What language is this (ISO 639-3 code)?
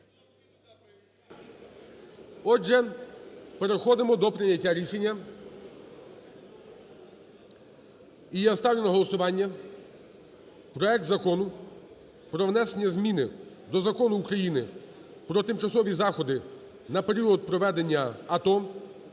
ukr